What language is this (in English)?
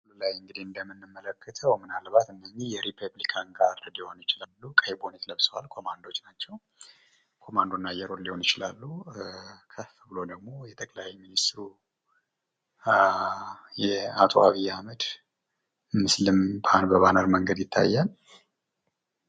Amharic